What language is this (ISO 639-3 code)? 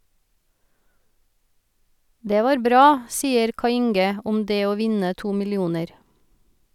nor